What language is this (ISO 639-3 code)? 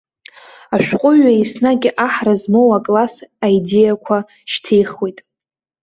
abk